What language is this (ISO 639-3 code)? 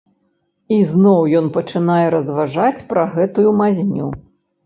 bel